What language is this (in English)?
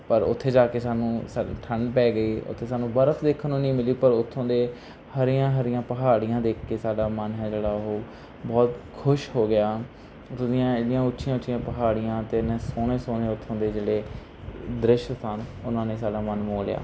Punjabi